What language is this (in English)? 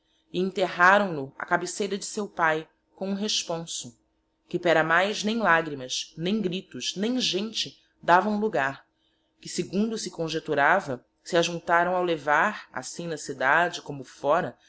Portuguese